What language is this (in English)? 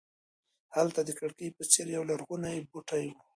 Pashto